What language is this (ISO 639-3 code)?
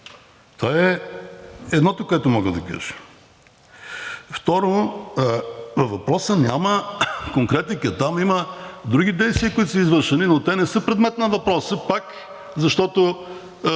bul